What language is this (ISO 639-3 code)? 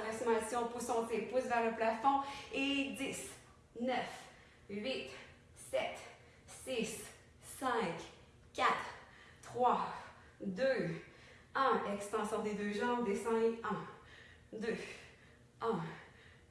fra